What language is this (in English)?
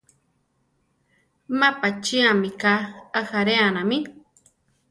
Central Tarahumara